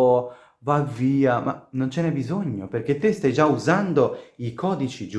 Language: Italian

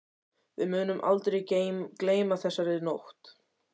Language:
Icelandic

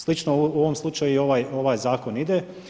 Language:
Croatian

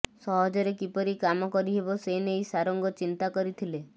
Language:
Odia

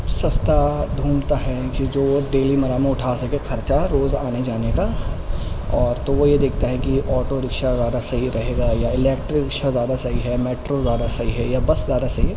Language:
Urdu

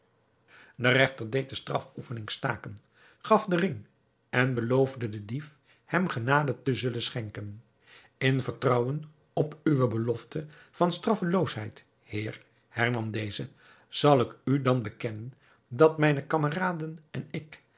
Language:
Dutch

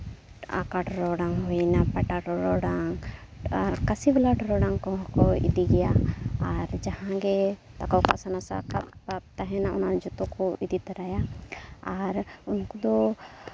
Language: Santali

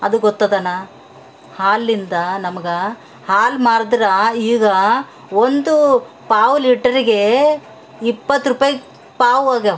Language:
Kannada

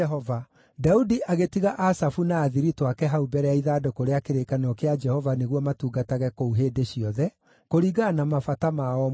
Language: Kikuyu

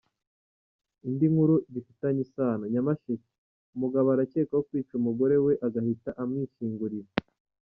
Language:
Kinyarwanda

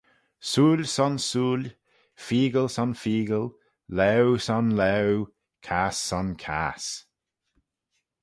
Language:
Manx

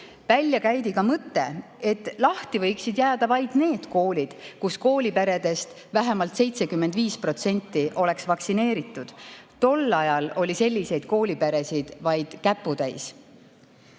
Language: Estonian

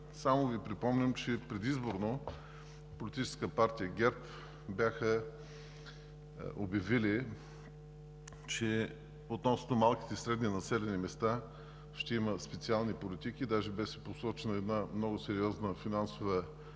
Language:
Bulgarian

